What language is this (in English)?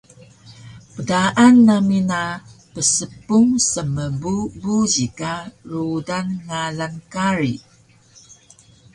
Taroko